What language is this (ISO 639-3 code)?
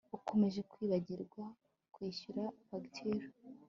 kin